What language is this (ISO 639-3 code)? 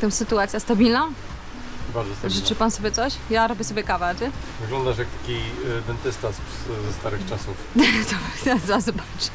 pol